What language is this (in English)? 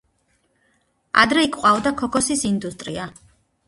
Georgian